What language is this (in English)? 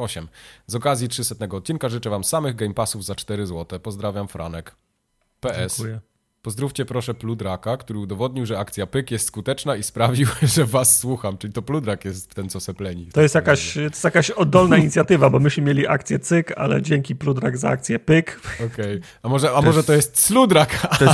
Polish